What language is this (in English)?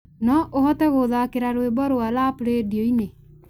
Kikuyu